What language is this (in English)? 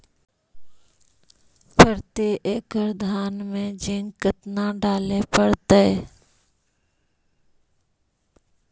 Magahi